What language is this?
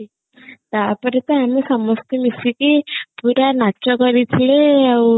Odia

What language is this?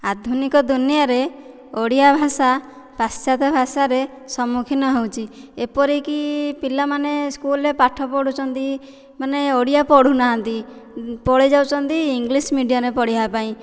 Odia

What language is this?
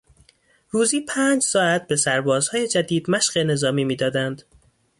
Persian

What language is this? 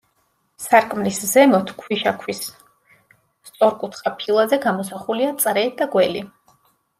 Georgian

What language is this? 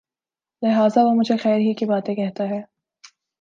Urdu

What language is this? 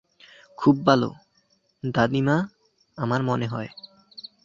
Bangla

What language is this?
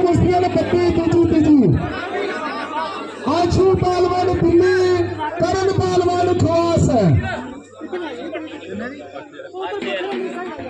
Arabic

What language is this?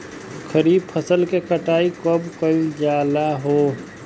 Bhojpuri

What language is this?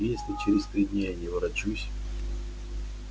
Russian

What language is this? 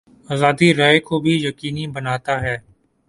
Urdu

